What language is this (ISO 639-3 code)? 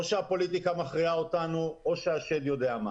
heb